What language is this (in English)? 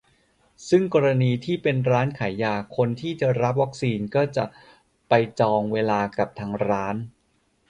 Thai